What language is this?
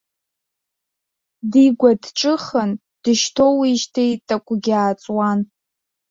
Abkhazian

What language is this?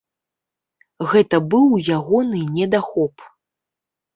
Belarusian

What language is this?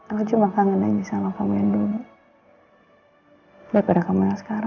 Indonesian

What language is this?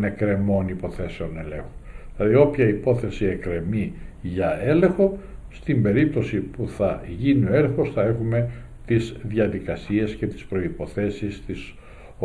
Greek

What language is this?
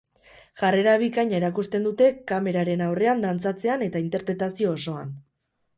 Basque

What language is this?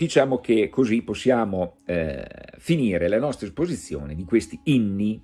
Italian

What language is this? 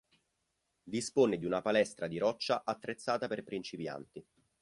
Italian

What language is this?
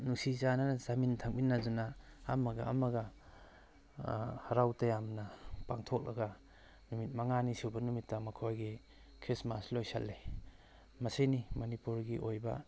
Manipuri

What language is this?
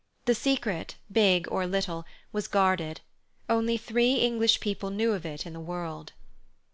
English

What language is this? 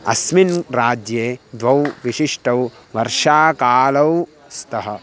Sanskrit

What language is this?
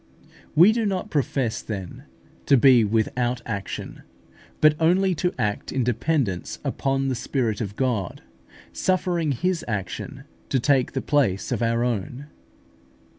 English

